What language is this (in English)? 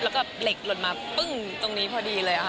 Thai